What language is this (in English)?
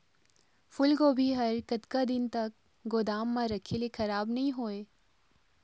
Chhattisgarhi